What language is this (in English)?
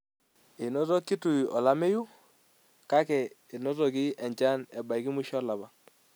Masai